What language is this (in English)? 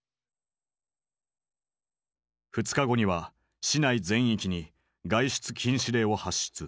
Japanese